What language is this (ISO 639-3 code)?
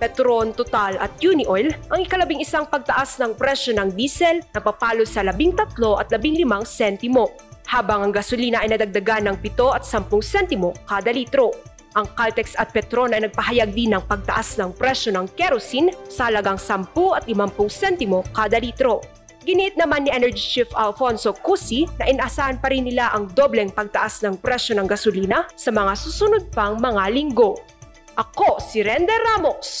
fil